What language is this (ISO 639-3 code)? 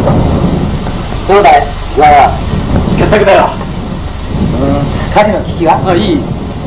jpn